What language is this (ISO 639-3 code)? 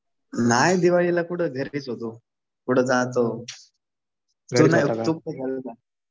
mar